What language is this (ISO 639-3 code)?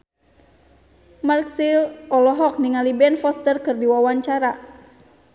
sun